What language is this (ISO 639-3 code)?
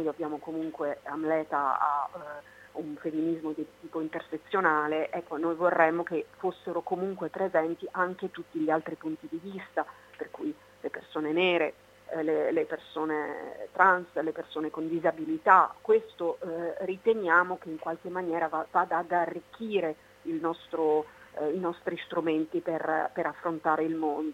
ita